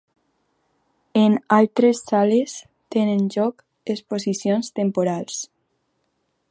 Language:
Catalan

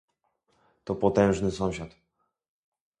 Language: Polish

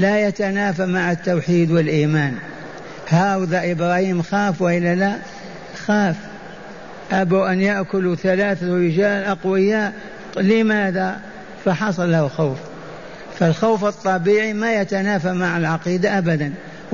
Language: Arabic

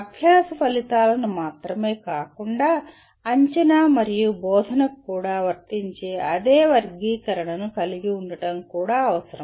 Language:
Telugu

